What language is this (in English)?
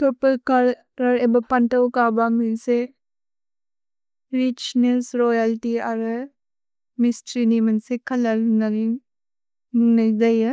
Bodo